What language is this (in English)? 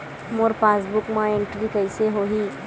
Chhattisgarhi